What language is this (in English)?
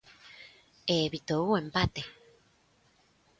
Galician